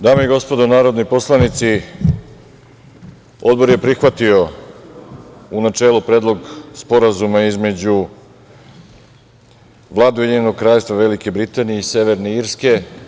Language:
Serbian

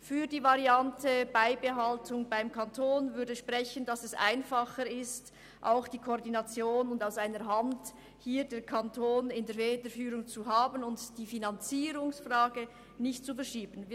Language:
Swiss German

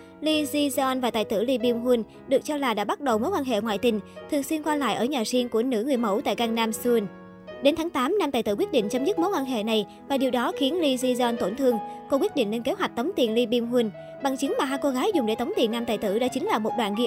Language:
Vietnamese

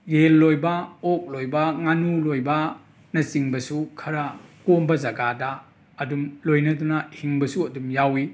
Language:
Manipuri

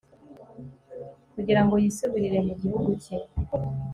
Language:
Kinyarwanda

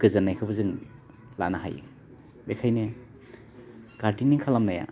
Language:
Bodo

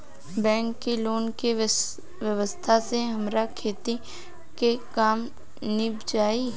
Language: Bhojpuri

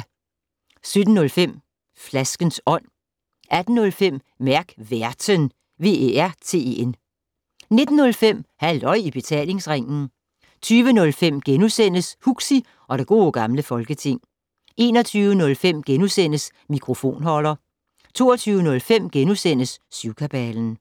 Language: Danish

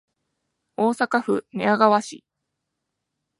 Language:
Japanese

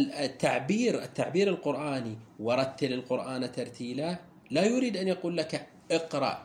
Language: Arabic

